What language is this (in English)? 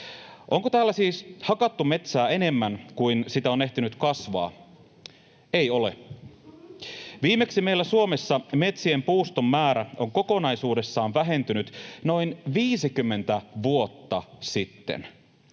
Finnish